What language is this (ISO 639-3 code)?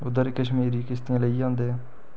doi